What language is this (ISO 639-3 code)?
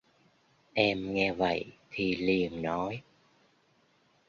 vie